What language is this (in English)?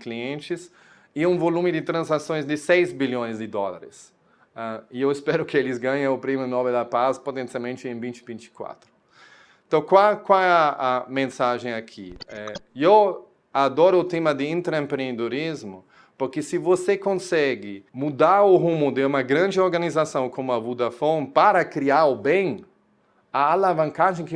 Portuguese